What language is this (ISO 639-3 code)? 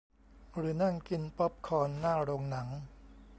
tha